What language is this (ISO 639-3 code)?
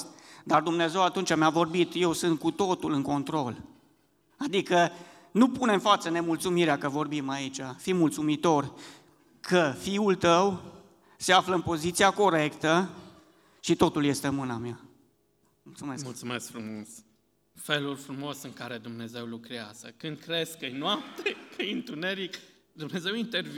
ron